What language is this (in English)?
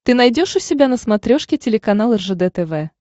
Russian